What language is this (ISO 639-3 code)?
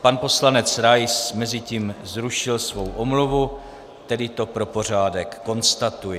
ces